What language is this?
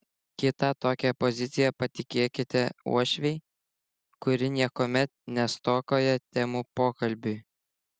Lithuanian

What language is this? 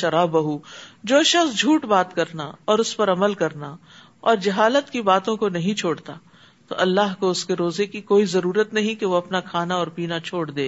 Urdu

